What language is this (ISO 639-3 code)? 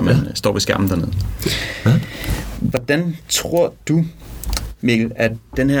dan